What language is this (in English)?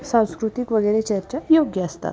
Marathi